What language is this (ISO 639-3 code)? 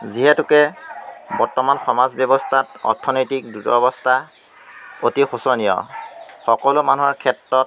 asm